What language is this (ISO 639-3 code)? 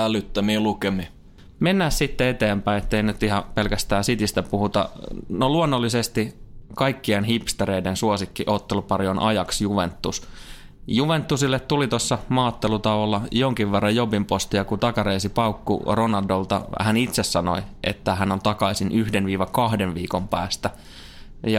fin